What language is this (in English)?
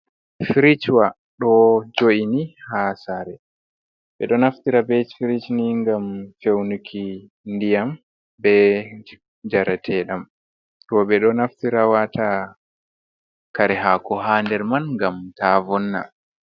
Fula